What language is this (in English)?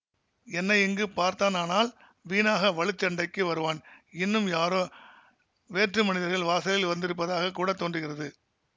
Tamil